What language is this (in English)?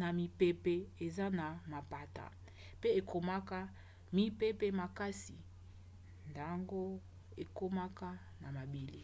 Lingala